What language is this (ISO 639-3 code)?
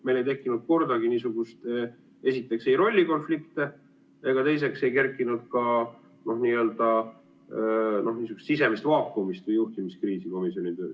est